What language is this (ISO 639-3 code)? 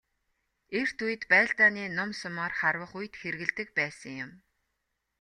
mon